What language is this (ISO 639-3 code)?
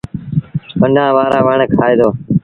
sbn